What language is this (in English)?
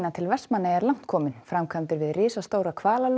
Icelandic